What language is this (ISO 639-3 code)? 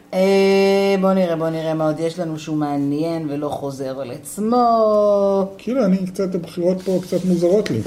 heb